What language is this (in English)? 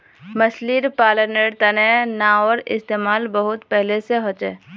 Magahi